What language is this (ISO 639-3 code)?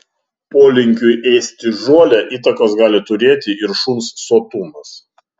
lit